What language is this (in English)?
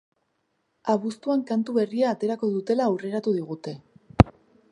Basque